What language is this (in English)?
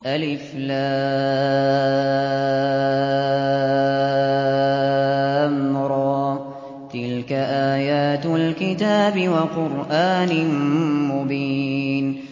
Arabic